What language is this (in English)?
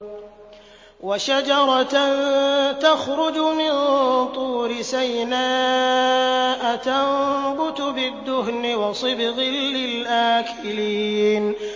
Arabic